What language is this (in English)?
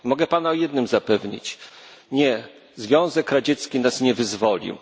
Polish